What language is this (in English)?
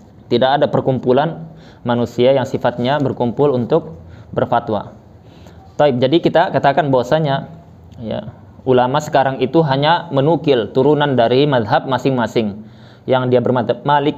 Indonesian